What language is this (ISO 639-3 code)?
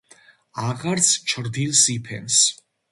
kat